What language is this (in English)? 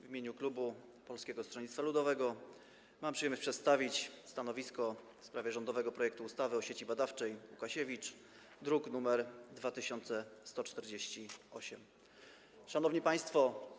Polish